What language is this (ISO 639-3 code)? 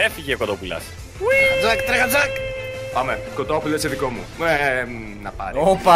ell